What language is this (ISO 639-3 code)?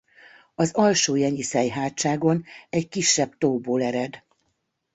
hun